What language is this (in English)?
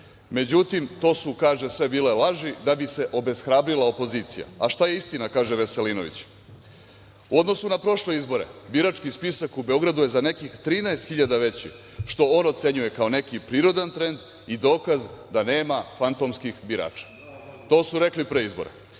Serbian